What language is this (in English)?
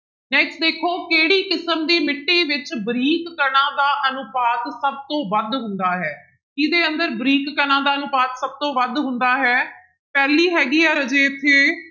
Punjabi